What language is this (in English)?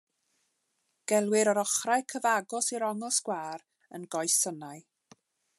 Welsh